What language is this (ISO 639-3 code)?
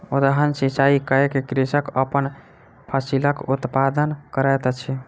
mai